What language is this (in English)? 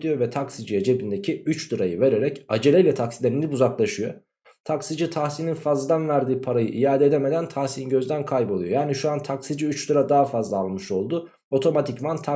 Turkish